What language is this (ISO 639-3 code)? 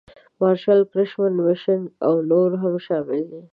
pus